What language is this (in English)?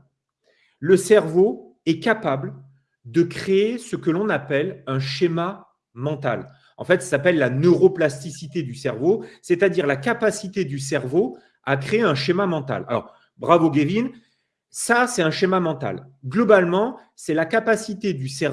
French